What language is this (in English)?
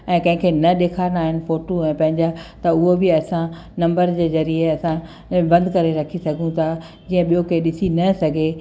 Sindhi